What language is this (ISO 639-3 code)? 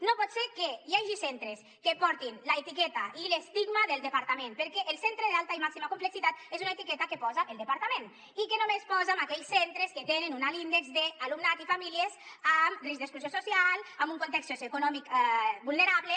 cat